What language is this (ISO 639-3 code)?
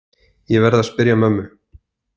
isl